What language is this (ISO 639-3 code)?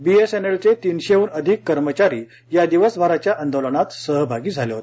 mar